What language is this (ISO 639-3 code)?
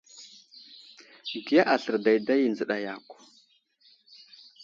udl